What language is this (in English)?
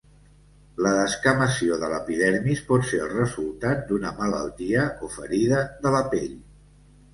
Catalan